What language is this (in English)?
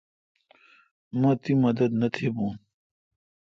Kalkoti